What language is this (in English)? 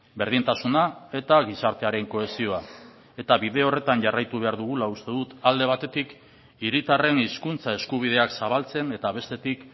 Basque